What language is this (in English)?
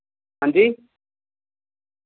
Dogri